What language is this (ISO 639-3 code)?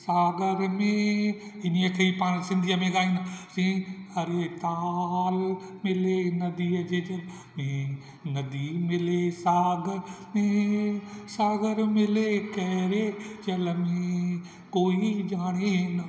snd